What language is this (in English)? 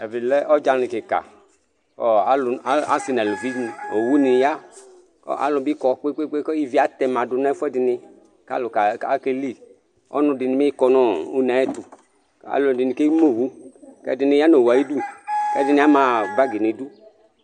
Ikposo